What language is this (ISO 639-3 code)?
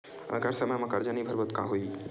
hne